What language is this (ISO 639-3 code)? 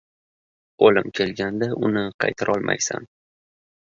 uzb